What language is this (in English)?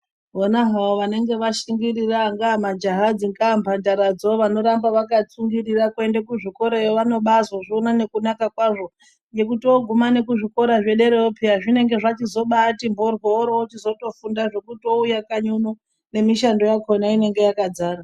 Ndau